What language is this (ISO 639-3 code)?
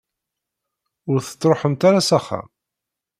kab